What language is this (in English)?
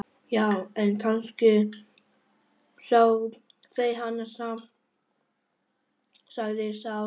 Icelandic